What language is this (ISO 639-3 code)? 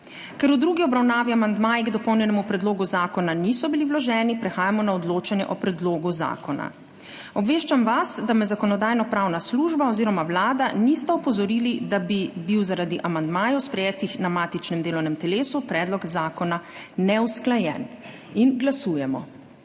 slv